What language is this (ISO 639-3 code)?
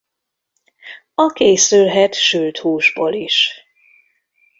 hun